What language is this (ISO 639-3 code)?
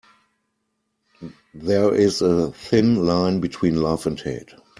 eng